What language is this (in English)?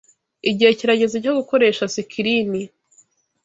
Kinyarwanda